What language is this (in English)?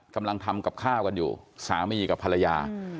Thai